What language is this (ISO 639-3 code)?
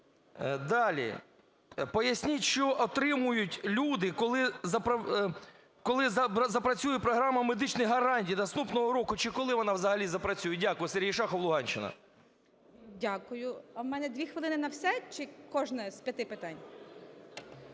ukr